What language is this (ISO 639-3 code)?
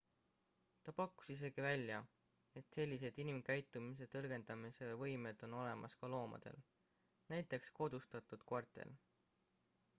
est